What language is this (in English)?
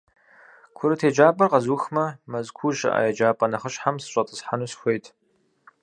Kabardian